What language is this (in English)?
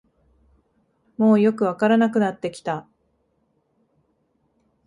Japanese